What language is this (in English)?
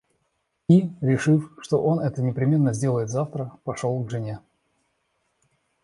Russian